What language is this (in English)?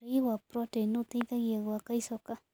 Kikuyu